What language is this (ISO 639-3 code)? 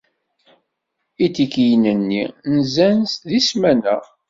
kab